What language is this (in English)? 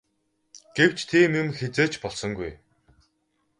Mongolian